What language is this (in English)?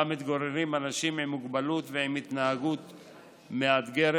Hebrew